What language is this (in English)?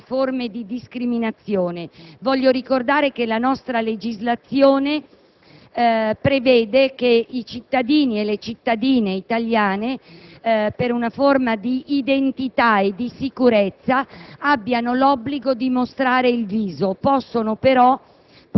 Italian